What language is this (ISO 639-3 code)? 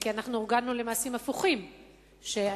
heb